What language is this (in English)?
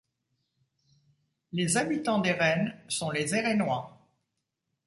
French